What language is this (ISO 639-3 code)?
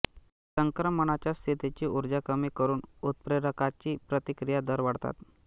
mar